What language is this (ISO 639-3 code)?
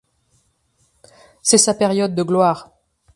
fra